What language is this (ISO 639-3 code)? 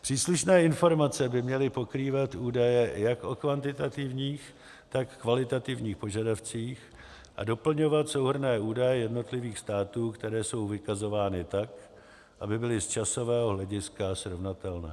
ces